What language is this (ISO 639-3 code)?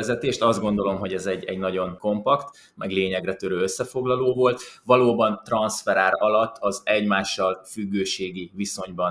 hun